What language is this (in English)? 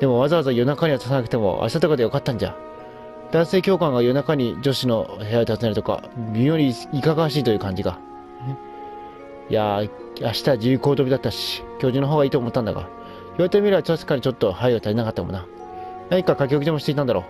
Japanese